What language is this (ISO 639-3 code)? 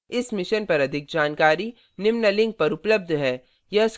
hin